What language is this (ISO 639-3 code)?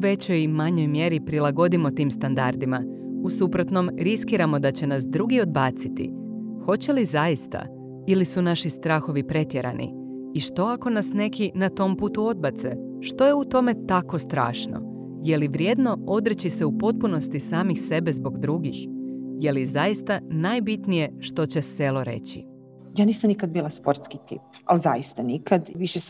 hrv